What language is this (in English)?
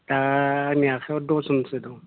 Bodo